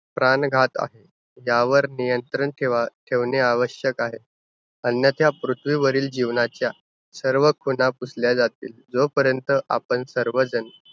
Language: Marathi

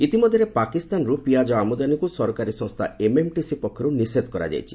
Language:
Odia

